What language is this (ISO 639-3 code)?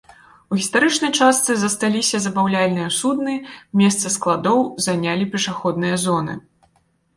bel